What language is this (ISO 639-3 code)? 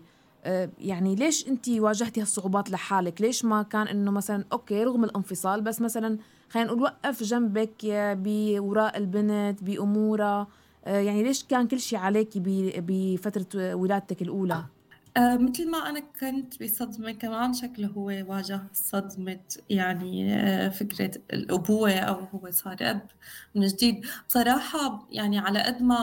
ara